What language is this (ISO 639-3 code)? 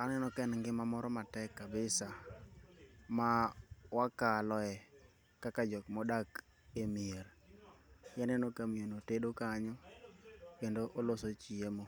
luo